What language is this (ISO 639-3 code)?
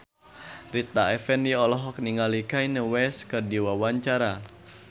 sun